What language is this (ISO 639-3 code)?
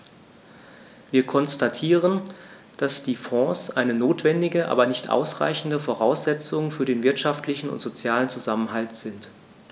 deu